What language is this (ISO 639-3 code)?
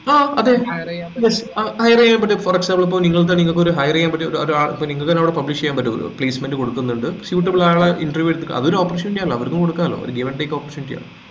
mal